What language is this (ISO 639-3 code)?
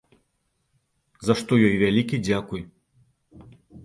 bel